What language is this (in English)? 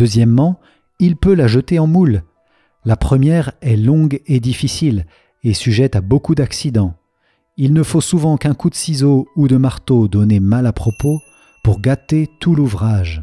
French